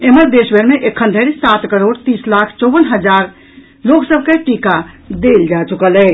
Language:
Maithili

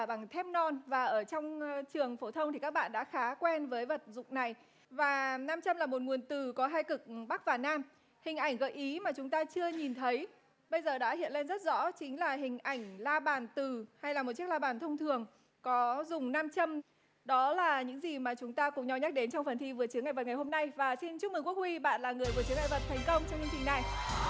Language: Vietnamese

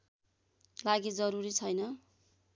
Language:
Nepali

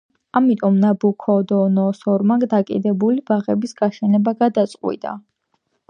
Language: Georgian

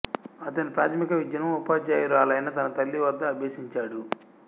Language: Telugu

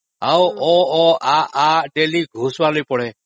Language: Odia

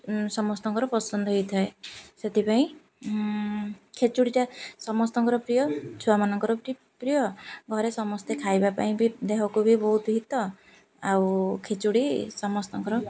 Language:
Odia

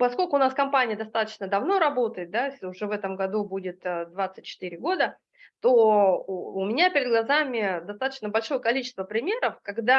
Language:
Russian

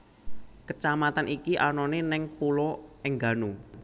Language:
Javanese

